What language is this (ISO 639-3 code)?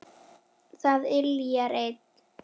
isl